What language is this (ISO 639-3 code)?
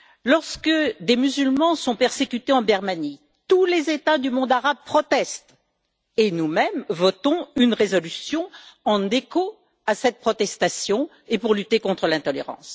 fra